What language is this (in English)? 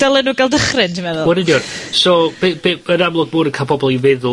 Welsh